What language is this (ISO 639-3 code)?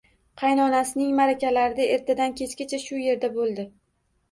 uzb